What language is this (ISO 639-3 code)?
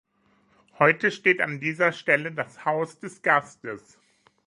deu